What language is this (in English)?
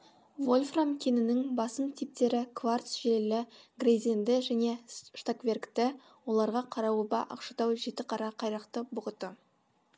Kazakh